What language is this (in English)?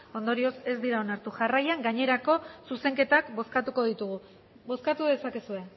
Basque